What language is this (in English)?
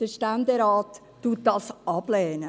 Swiss German